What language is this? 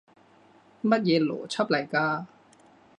Cantonese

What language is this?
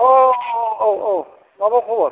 Bodo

